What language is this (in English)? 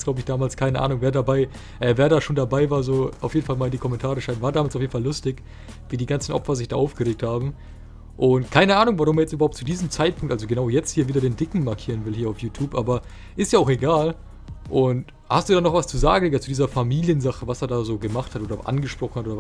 German